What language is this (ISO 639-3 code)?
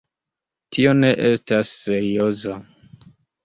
epo